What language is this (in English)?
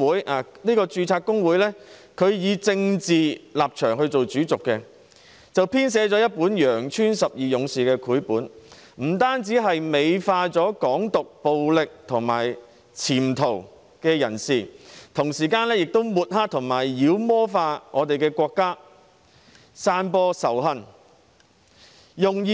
Cantonese